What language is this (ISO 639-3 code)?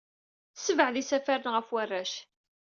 kab